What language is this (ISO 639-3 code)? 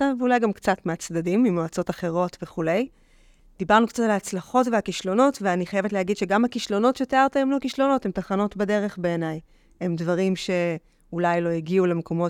heb